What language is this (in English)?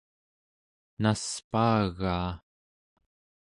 Central Yupik